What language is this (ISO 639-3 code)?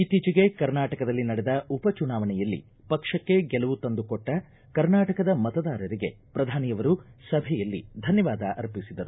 kan